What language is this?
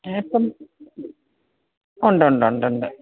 Malayalam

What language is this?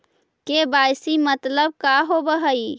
Magahi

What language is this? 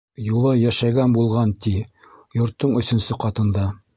Bashkir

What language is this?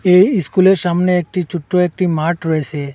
Bangla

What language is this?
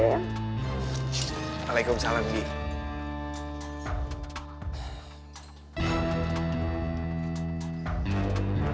Indonesian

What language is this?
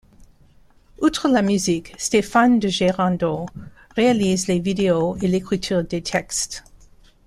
French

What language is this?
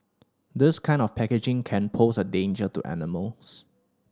English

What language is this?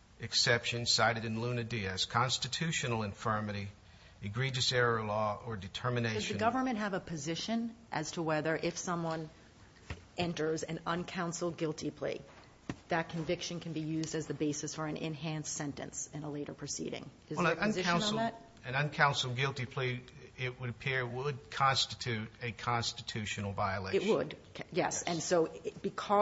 English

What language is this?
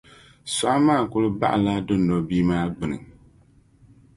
Dagbani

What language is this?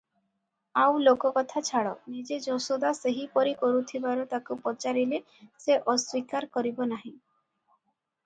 Odia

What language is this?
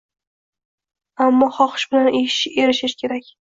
Uzbek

